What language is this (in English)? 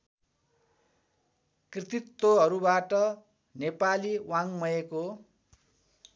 Nepali